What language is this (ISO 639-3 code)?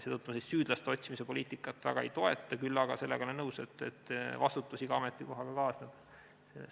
est